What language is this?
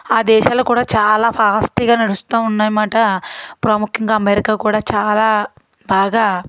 Telugu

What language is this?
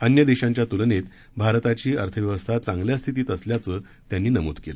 Marathi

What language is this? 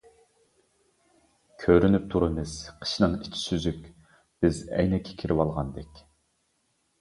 Uyghur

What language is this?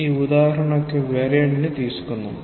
Telugu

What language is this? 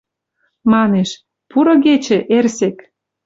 Western Mari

